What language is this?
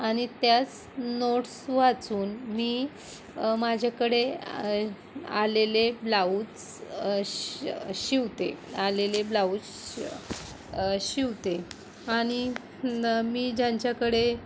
Marathi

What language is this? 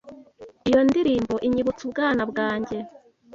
Kinyarwanda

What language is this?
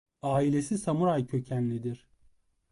Turkish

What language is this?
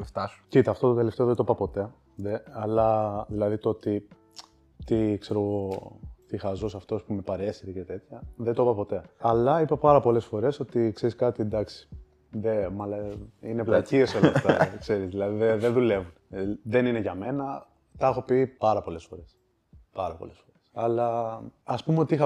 Greek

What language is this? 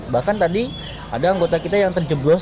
Indonesian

